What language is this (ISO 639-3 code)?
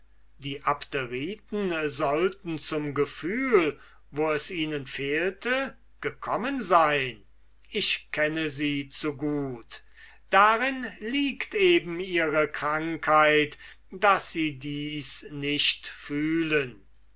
deu